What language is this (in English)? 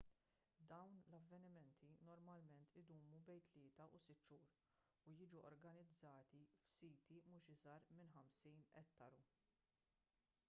Maltese